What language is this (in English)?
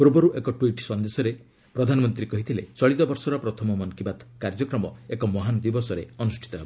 Odia